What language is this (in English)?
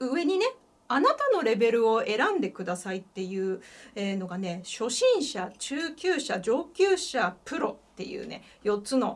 Japanese